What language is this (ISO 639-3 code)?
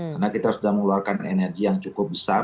ind